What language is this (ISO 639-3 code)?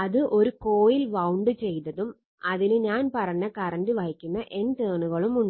mal